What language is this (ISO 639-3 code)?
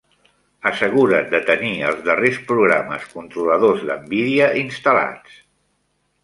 cat